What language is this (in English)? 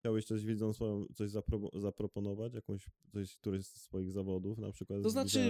Polish